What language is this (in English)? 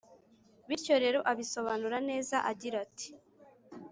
Kinyarwanda